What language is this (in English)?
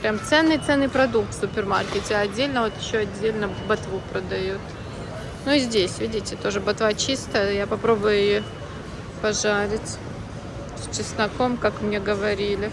Russian